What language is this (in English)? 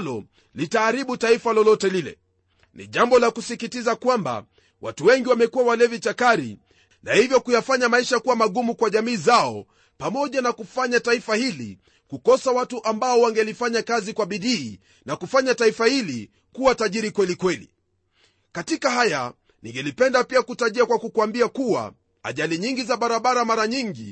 Swahili